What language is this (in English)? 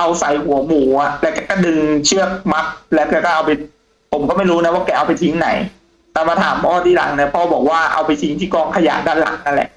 Thai